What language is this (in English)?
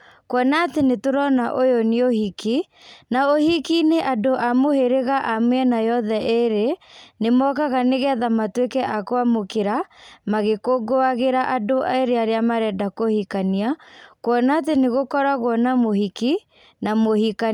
Kikuyu